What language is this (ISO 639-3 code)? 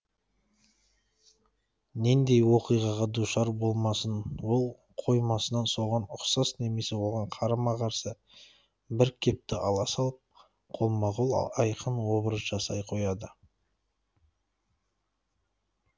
kaz